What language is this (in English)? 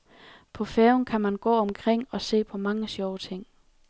Danish